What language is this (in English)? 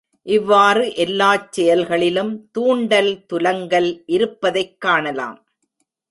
Tamil